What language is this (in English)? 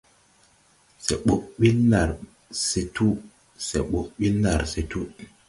Tupuri